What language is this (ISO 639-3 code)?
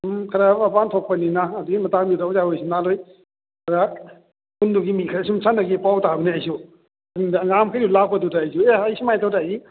mni